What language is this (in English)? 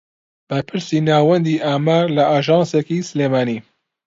Central Kurdish